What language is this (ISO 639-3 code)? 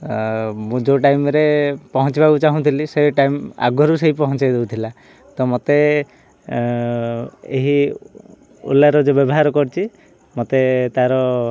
ori